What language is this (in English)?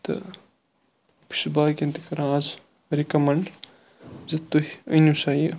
Kashmiri